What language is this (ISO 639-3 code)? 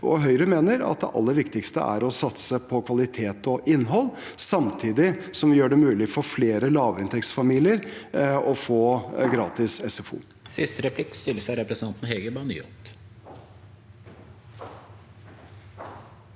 nor